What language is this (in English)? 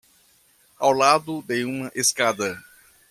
Portuguese